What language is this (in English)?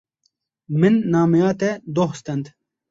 Kurdish